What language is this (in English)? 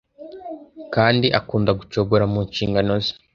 Kinyarwanda